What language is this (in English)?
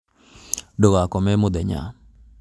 Kikuyu